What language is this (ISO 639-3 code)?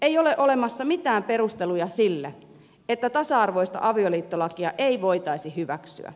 fin